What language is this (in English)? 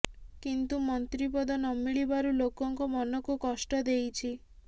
Odia